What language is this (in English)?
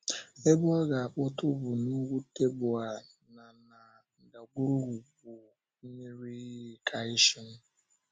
Igbo